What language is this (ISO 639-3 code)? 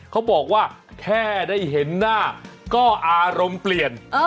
tha